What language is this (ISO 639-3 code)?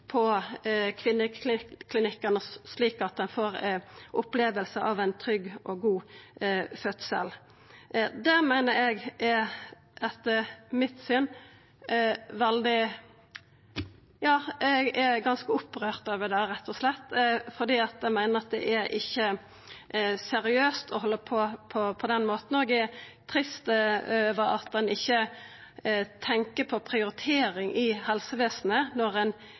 nno